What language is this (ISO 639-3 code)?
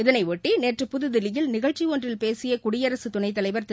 tam